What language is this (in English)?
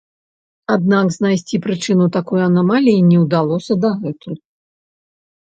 Belarusian